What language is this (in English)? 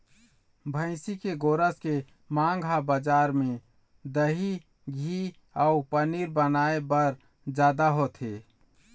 Chhattisgarhi